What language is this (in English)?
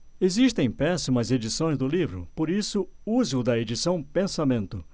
Portuguese